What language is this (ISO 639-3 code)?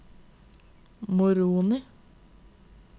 nor